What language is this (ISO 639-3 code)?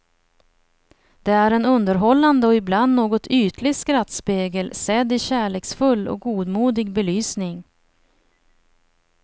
swe